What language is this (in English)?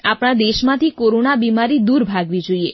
Gujarati